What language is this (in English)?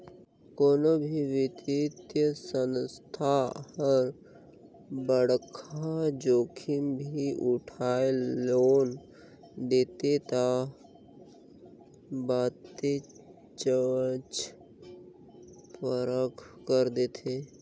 Chhattisgarhi